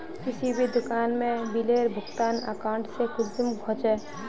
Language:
Magahi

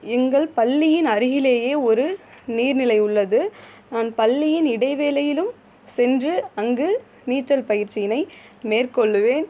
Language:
Tamil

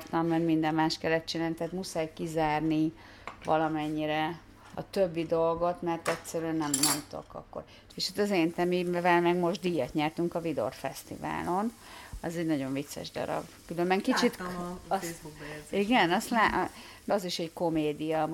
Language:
Hungarian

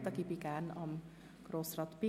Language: Swiss German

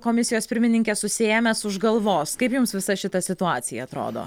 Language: Lithuanian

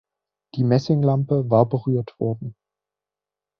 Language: German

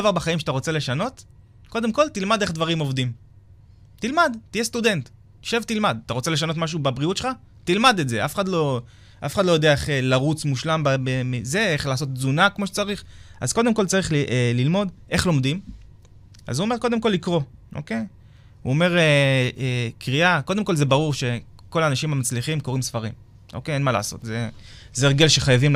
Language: Hebrew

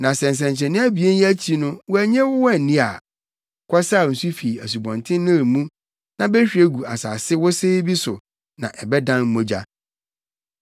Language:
Akan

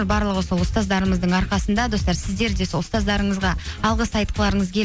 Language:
Kazakh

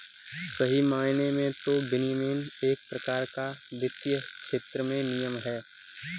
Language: Hindi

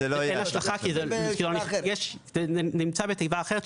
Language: Hebrew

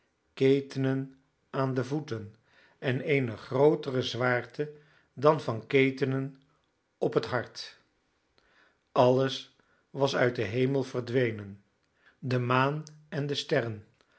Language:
Dutch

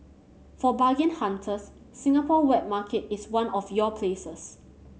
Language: English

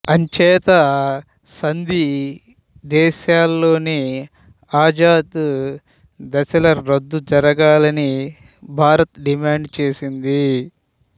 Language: Telugu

